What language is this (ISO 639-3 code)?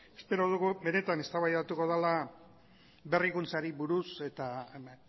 eus